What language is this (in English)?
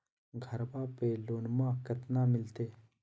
Magahi